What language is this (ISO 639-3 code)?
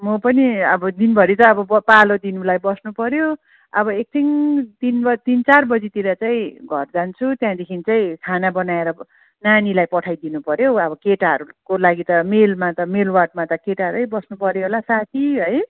nep